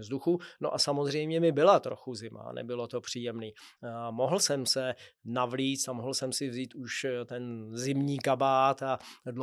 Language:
Czech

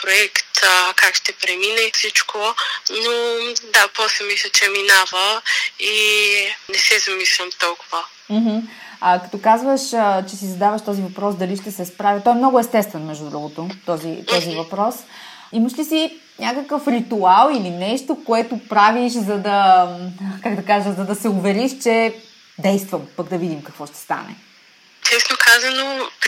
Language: Bulgarian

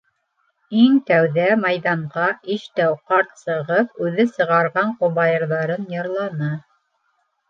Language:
Bashkir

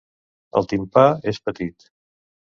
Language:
Catalan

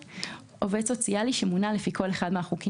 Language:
Hebrew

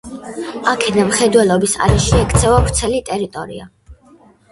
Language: Georgian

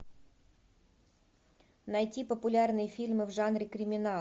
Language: Russian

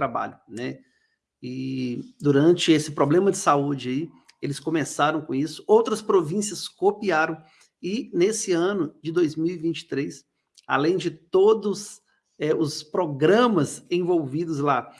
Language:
Portuguese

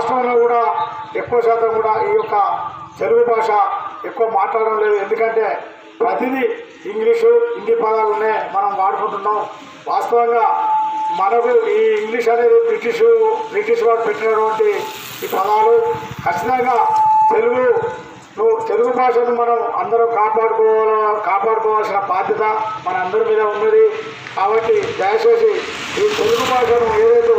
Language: Telugu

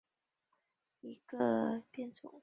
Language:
Chinese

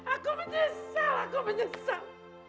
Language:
Indonesian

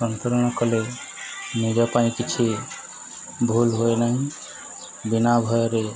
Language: Odia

